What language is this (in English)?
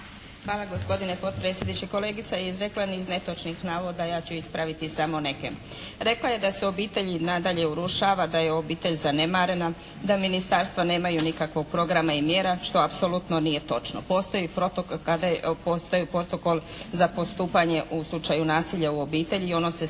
Croatian